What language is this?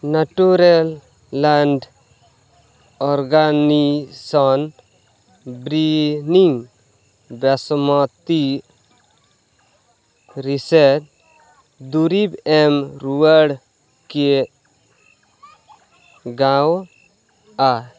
Santali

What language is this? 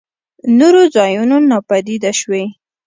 Pashto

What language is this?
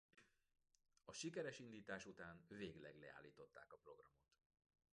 Hungarian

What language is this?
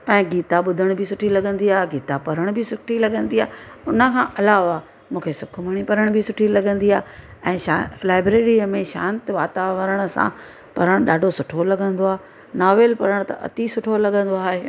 Sindhi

